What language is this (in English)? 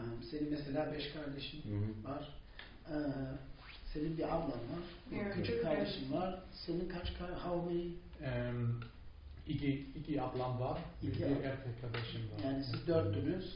Turkish